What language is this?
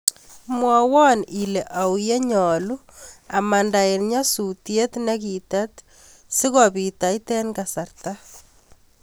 Kalenjin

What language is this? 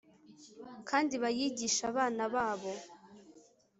Kinyarwanda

